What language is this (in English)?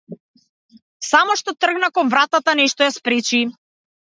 Macedonian